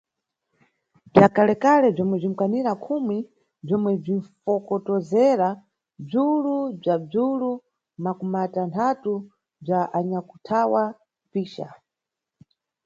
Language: Nyungwe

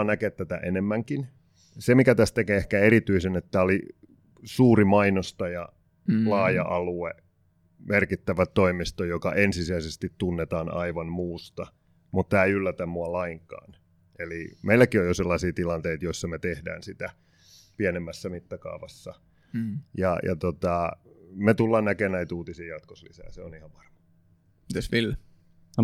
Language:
Finnish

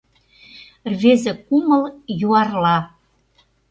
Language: Mari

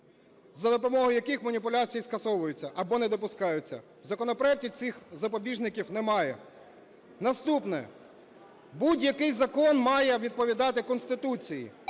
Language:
Ukrainian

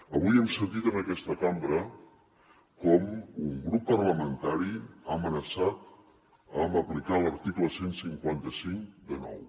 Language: Catalan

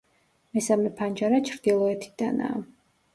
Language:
Georgian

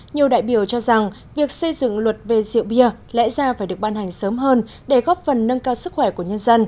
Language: Vietnamese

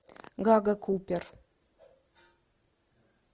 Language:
Russian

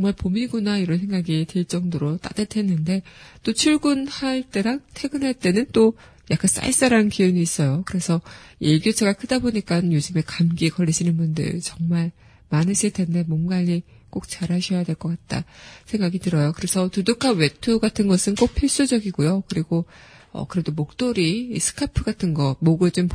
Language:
Korean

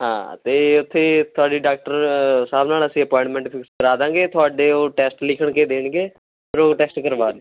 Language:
Punjabi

